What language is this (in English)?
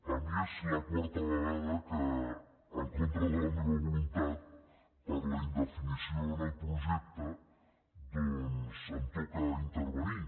Catalan